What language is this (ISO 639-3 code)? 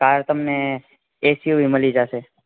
guj